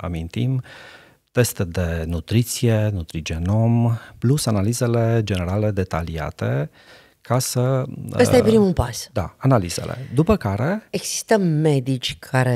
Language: Romanian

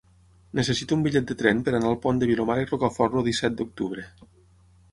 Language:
Catalan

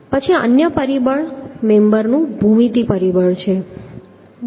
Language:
Gujarati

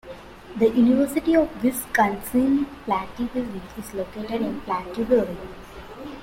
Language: English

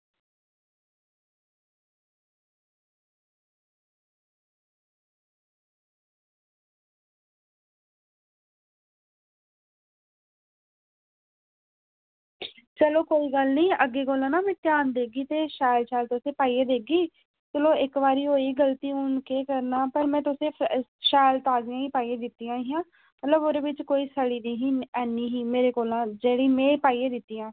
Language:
Dogri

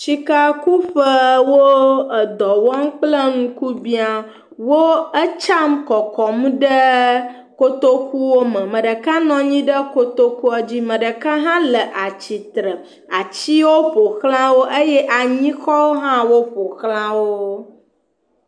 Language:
Ewe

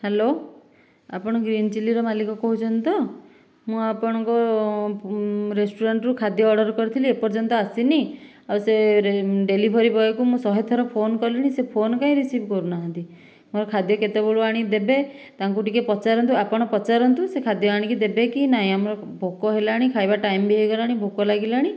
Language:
Odia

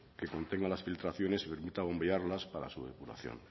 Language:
Spanish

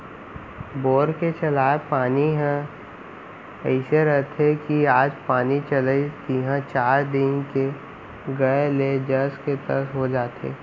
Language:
Chhattisgarhi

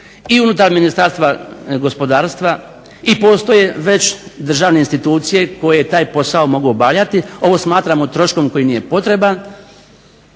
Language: Croatian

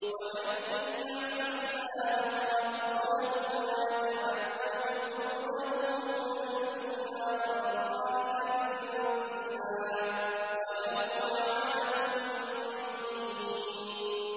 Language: Arabic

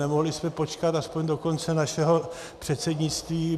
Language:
Czech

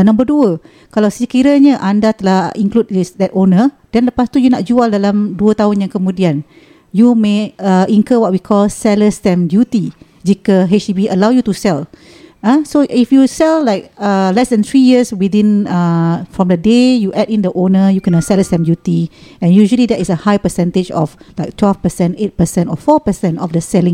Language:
Malay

